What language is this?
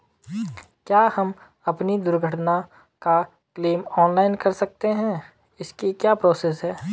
Hindi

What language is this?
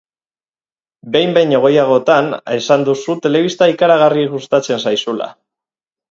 Basque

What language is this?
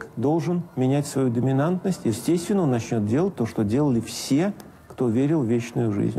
Russian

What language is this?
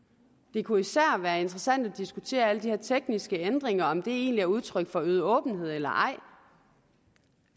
Danish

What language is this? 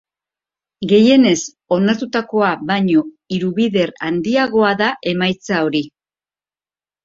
Basque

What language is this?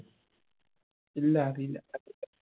Malayalam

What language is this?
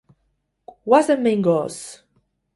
Basque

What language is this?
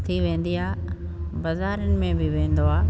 Sindhi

